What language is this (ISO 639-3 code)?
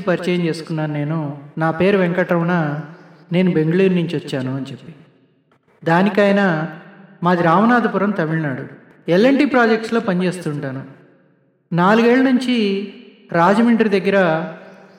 tel